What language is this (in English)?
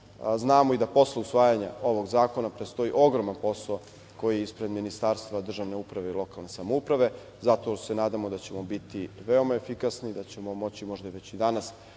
Serbian